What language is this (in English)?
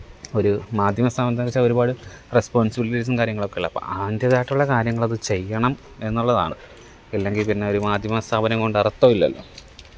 Malayalam